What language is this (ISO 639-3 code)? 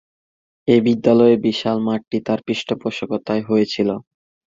ben